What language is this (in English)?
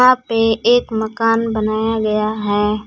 Hindi